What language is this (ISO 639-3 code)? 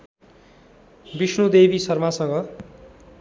nep